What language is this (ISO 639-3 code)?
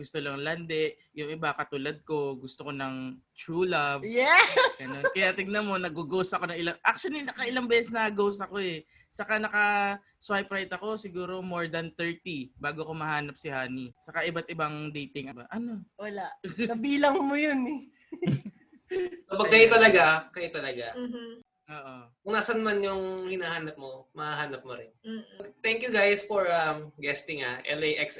fil